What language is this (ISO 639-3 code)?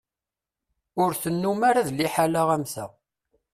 kab